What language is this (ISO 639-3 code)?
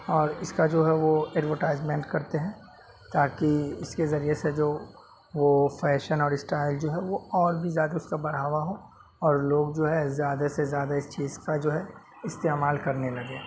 urd